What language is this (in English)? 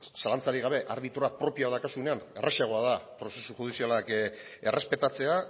Basque